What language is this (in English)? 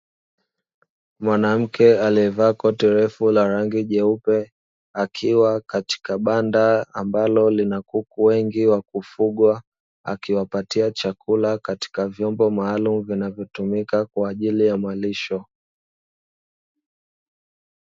Swahili